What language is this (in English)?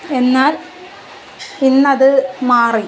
Malayalam